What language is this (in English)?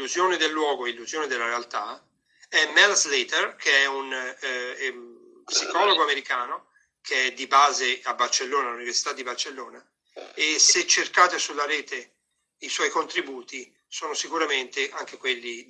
Italian